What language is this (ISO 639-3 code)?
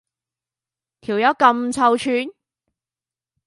yue